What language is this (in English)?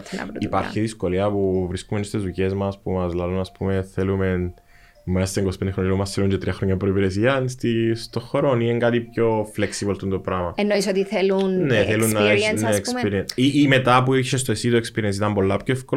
Greek